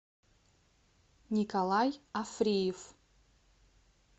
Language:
Russian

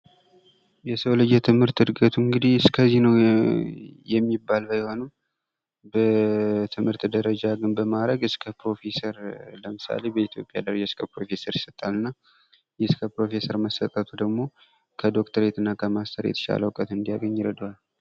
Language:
Amharic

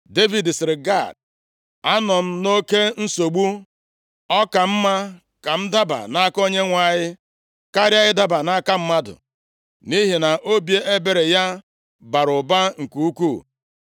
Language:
Igbo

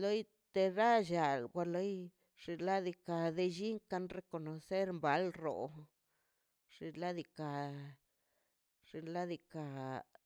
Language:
Mazaltepec Zapotec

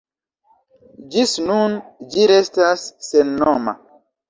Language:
Esperanto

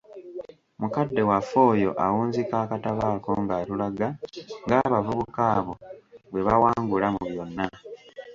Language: Ganda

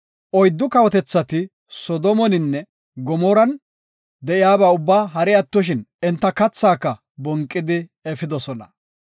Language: Gofa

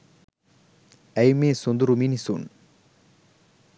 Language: Sinhala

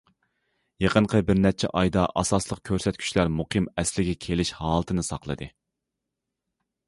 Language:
Uyghur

